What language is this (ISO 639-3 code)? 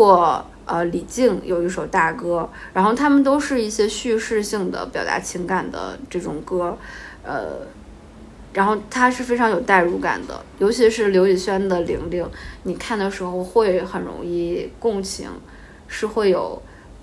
zho